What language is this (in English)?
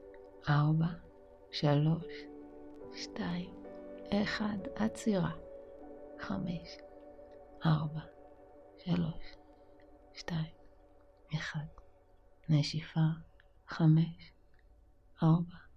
Hebrew